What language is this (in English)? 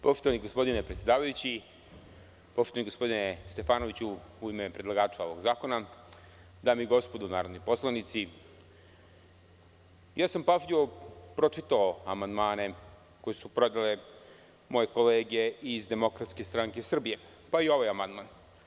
Serbian